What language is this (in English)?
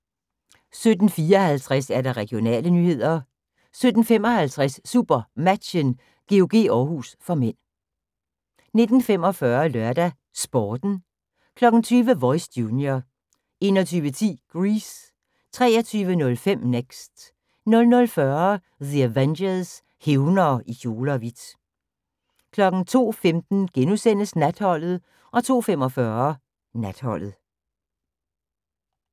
Danish